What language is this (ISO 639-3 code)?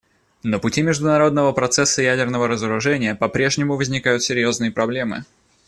rus